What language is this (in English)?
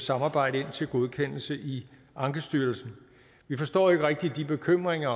Danish